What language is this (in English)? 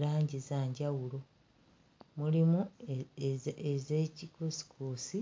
Ganda